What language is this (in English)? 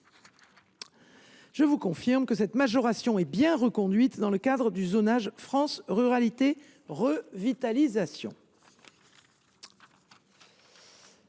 French